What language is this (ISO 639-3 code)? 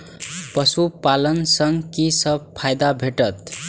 mai